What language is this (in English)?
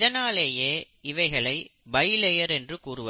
Tamil